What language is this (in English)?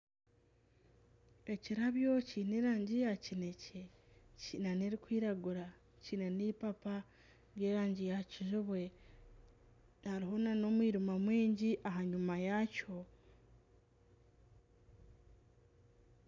Nyankole